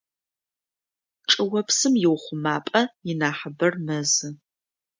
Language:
Adyghe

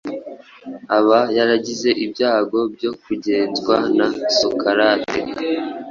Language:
Kinyarwanda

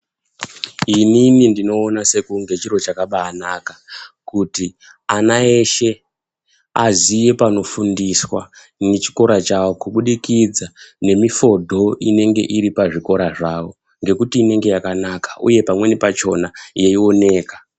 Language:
Ndau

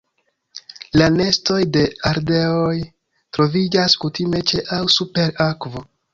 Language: Esperanto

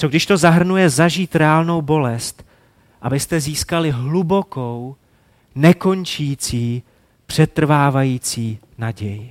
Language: Czech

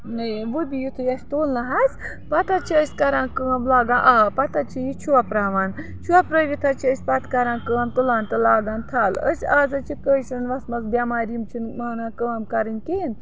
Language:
Kashmiri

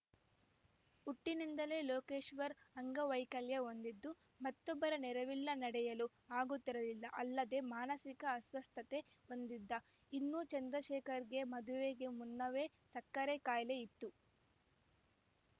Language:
Kannada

